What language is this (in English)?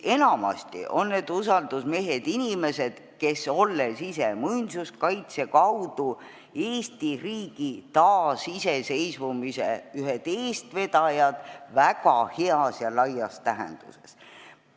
Estonian